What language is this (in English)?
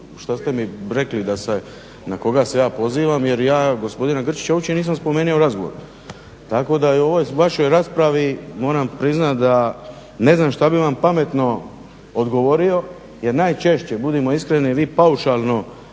Croatian